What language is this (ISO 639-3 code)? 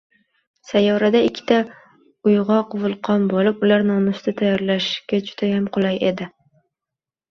uzb